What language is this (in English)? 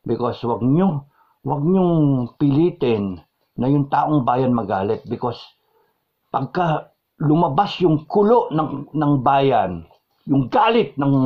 Filipino